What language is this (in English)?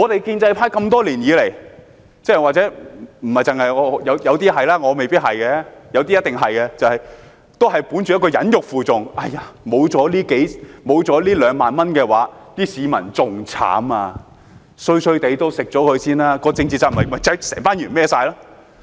Cantonese